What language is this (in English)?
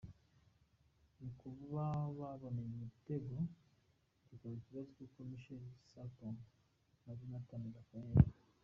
Kinyarwanda